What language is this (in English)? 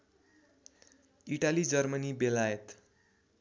Nepali